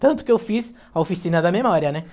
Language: Portuguese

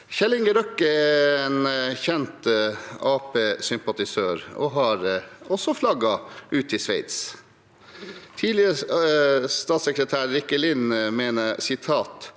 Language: Norwegian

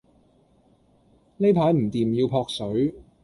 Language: Cantonese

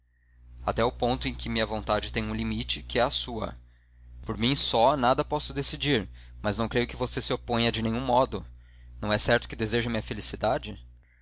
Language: Portuguese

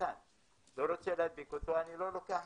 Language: Hebrew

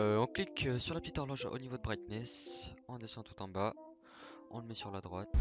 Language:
French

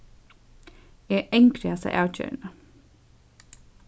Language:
Faroese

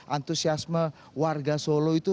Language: Indonesian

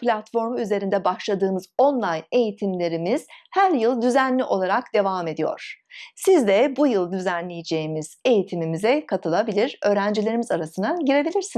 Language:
Turkish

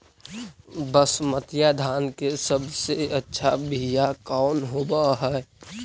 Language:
Magahi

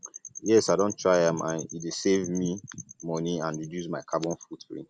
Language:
Nigerian Pidgin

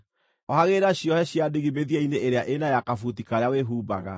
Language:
Kikuyu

